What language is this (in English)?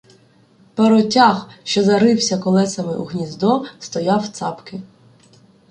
Ukrainian